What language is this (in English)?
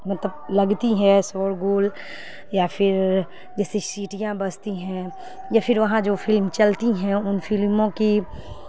Urdu